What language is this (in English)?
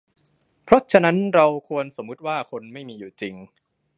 Thai